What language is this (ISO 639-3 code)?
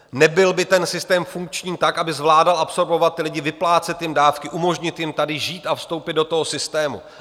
ces